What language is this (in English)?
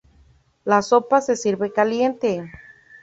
Spanish